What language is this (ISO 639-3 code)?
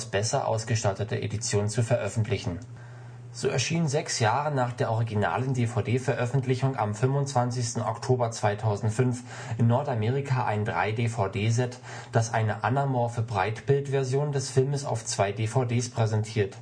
deu